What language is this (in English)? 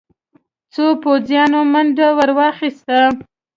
Pashto